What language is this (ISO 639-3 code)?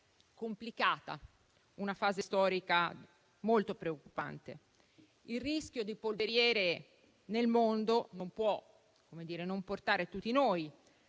ita